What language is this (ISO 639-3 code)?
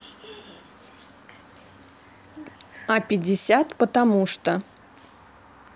rus